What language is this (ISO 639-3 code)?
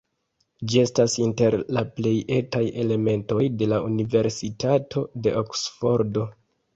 epo